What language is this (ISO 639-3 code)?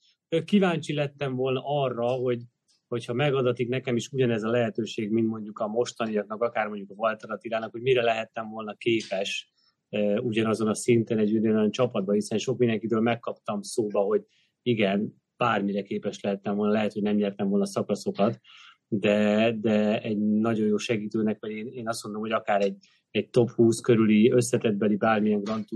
hun